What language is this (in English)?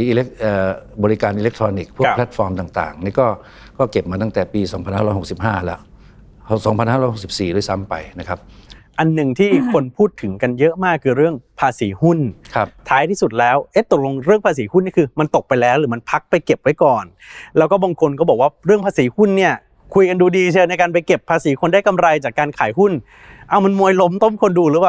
Thai